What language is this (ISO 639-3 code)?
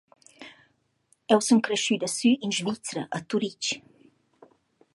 roh